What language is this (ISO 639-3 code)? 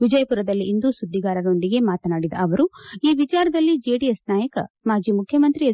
kan